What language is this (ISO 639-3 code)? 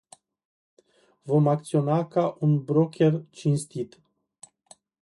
ron